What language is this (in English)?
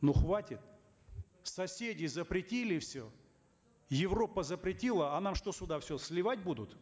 Kazakh